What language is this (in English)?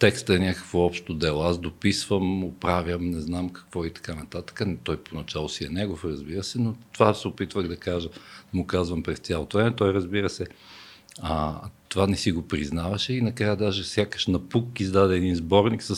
Bulgarian